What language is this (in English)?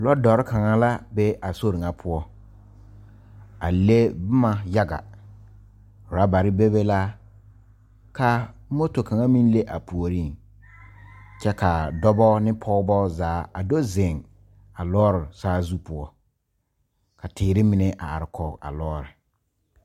Southern Dagaare